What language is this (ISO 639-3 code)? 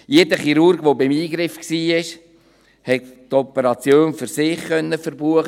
gsw